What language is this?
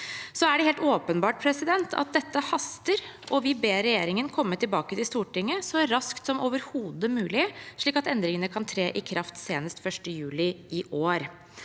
Norwegian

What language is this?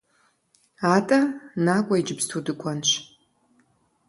Kabardian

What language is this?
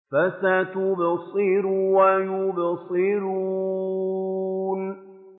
Arabic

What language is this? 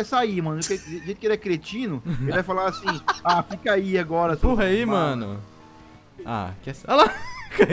Portuguese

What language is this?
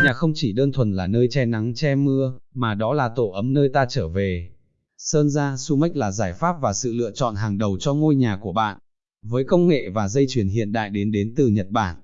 Vietnamese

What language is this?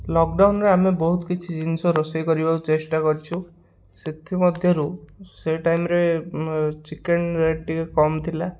Odia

